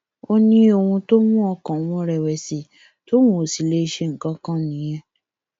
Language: Yoruba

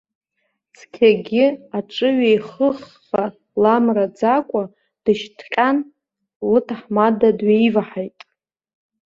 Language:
Abkhazian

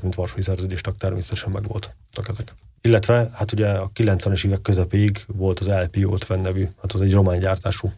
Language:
Hungarian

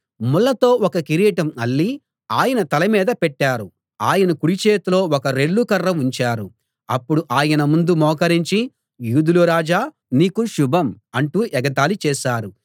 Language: Telugu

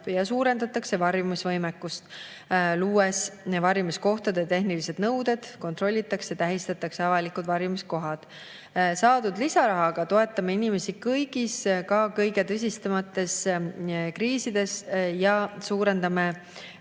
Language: Estonian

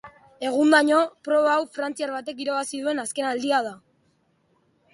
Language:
Basque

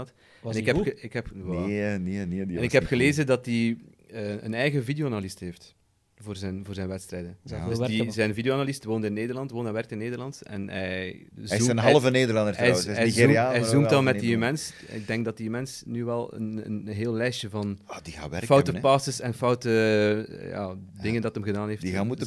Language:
Dutch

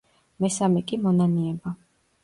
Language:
Georgian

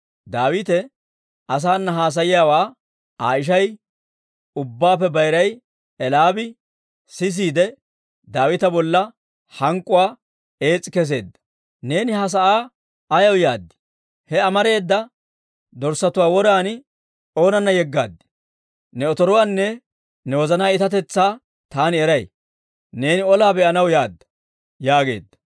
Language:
Dawro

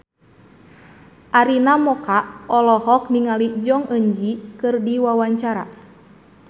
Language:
Sundanese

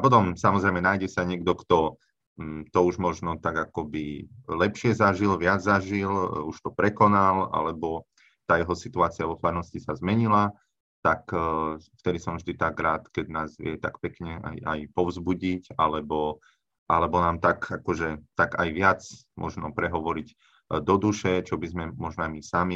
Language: Slovak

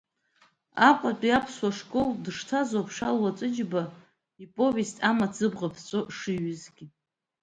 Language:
Abkhazian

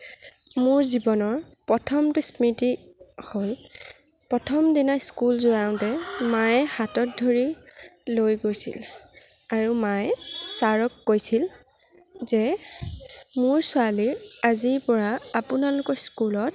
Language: Assamese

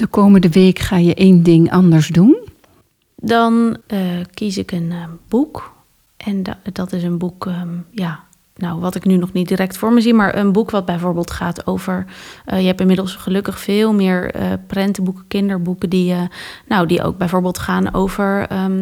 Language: Dutch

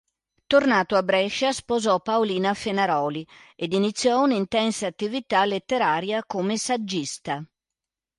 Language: Italian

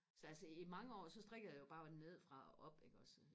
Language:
Danish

